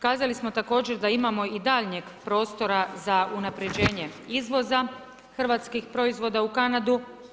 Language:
Croatian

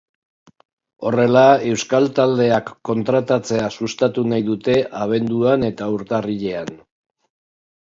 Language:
Basque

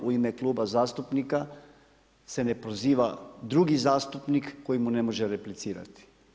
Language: Croatian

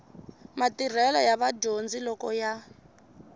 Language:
Tsonga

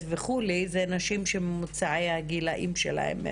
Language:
Hebrew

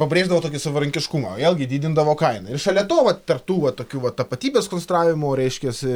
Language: Lithuanian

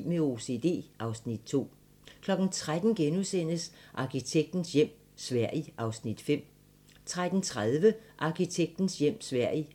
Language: Danish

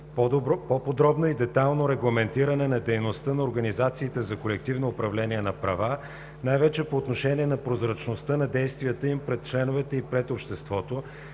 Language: Bulgarian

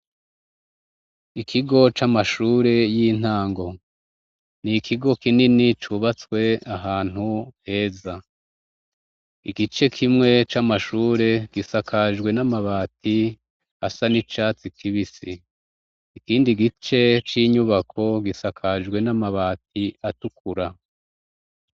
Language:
Rundi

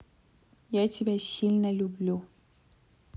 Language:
Russian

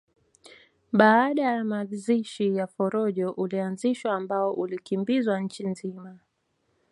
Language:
Swahili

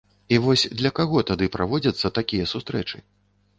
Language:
Belarusian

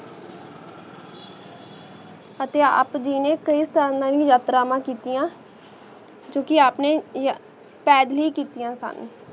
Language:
Punjabi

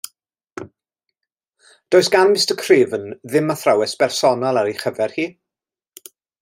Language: Welsh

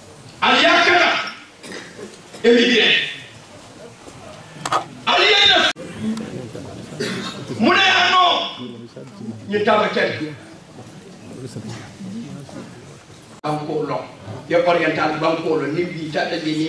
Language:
Arabic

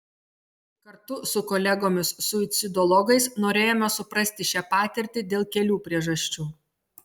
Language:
Lithuanian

